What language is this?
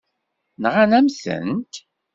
Kabyle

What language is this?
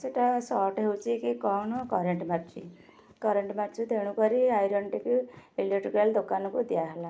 Odia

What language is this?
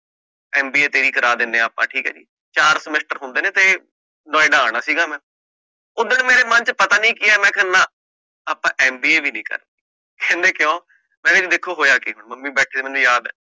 Punjabi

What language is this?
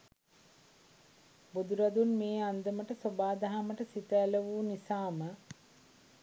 Sinhala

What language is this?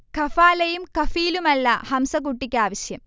Malayalam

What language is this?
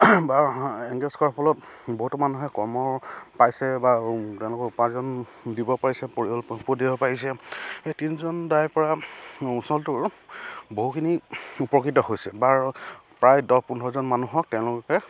Assamese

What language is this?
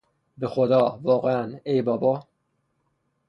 Persian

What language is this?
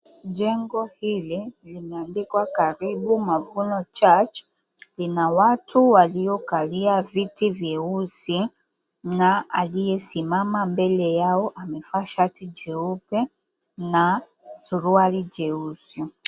Swahili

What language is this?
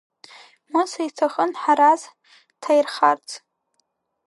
Abkhazian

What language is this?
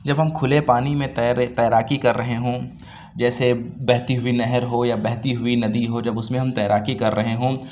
Urdu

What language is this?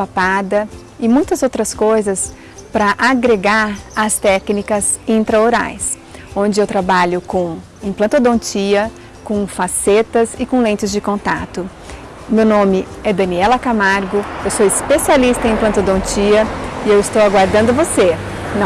Portuguese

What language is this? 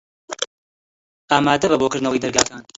Central Kurdish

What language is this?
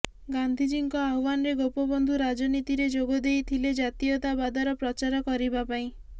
Odia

